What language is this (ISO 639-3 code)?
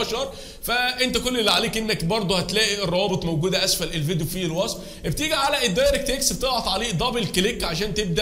ara